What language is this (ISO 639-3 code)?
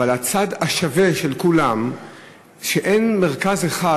heb